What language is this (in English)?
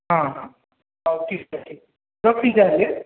Odia